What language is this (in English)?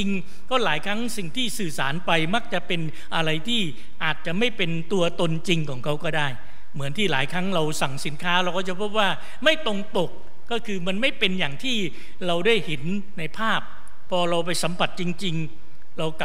Thai